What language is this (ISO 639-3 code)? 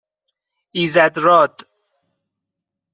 fas